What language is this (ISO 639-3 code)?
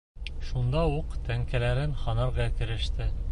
bak